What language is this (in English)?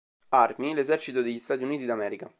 Italian